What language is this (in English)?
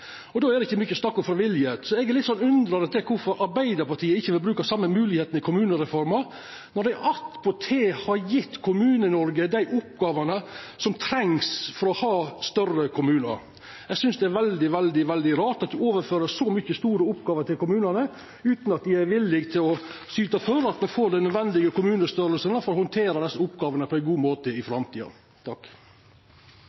Norwegian Nynorsk